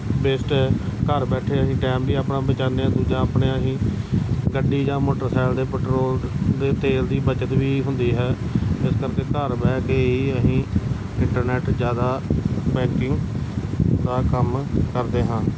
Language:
Punjabi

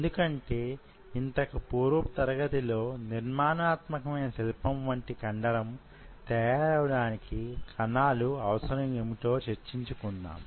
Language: Telugu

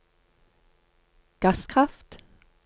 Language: Norwegian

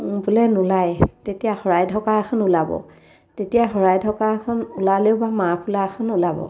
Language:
Assamese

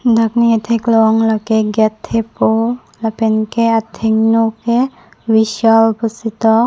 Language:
Karbi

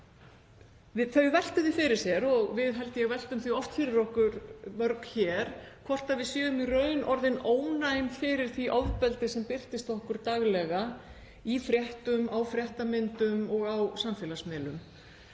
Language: Icelandic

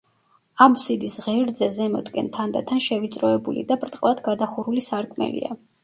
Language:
Georgian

